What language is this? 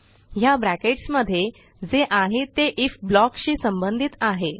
Marathi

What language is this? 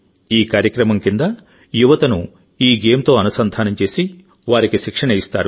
Telugu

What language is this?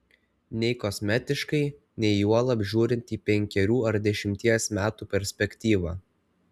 Lithuanian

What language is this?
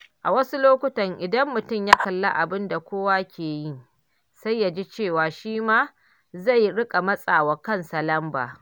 Hausa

